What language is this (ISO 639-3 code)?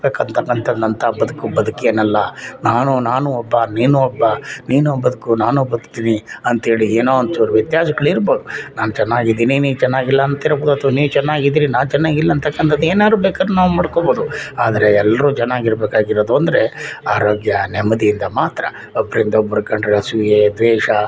kan